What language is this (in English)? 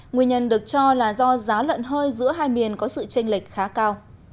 Vietnamese